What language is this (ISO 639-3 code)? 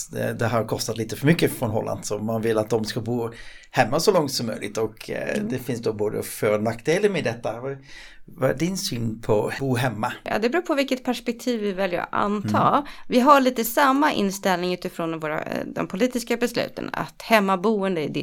swe